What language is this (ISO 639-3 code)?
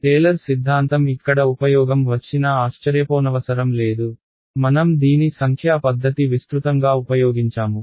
tel